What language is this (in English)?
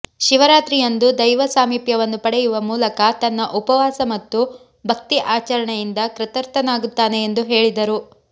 Kannada